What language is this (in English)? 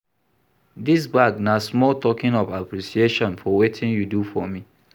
Nigerian Pidgin